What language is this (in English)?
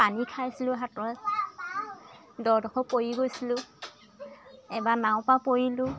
Assamese